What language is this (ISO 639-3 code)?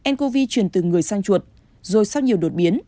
vie